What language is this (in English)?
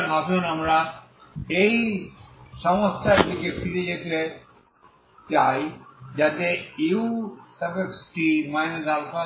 Bangla